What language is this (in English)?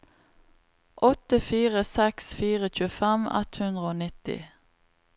Norwegian